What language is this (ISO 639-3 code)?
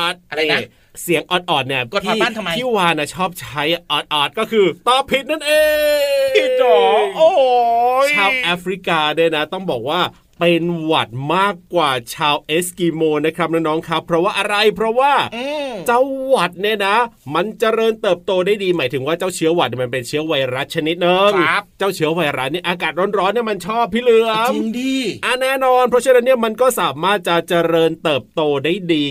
tha